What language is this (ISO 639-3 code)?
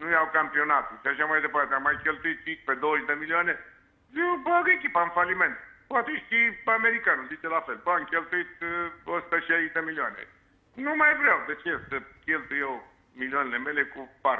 ron